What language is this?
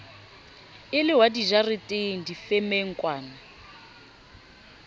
Southern Sotho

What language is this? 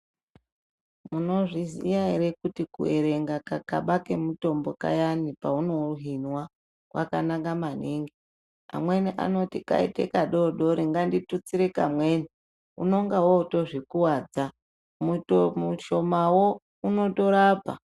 Ndau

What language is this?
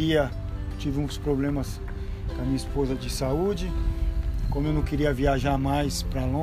Portuguese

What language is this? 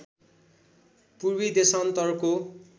Nepali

